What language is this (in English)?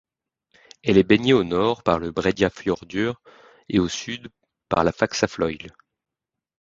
French